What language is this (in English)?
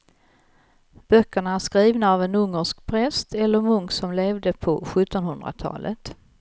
Swedish